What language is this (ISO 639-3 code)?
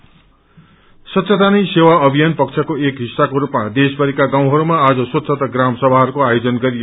nep